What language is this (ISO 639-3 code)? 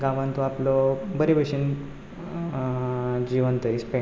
kok